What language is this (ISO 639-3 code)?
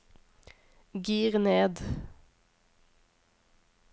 nor